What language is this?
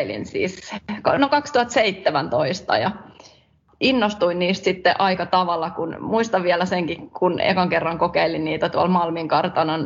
Finnish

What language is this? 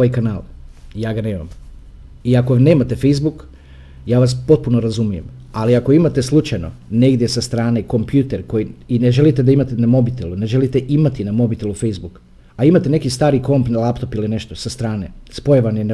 Croatian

